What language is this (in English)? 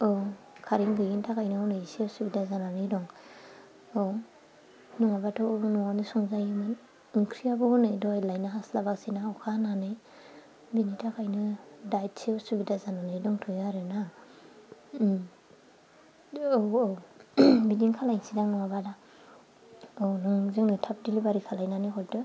Bodo